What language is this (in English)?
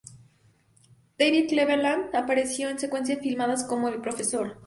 Spanish